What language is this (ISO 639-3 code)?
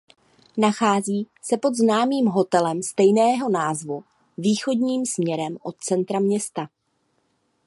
ces